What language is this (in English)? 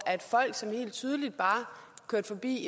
Danish